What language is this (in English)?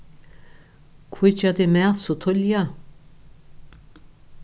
Faroese